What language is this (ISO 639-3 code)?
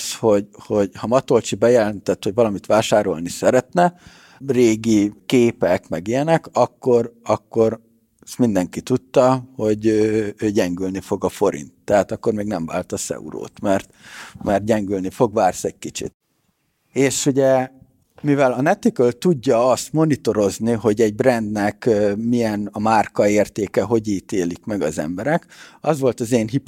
hun